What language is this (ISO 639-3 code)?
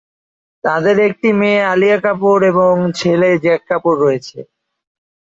ben